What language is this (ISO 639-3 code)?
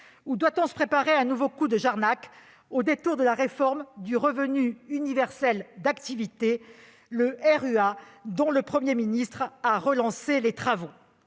fra